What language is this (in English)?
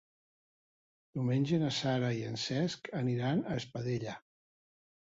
Catalan